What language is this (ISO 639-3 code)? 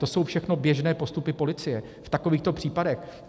ces